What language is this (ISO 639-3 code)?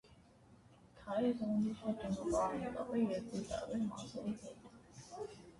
hye